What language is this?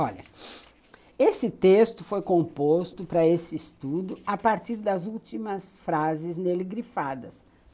Portuguese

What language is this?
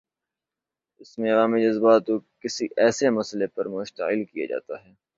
Urdu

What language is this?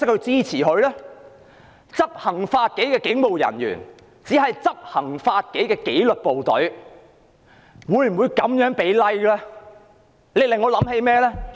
Cantonese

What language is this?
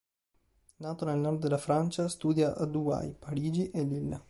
Italian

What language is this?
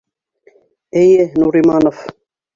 Bashkir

